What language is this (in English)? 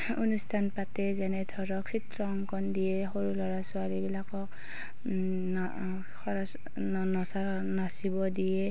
Assamese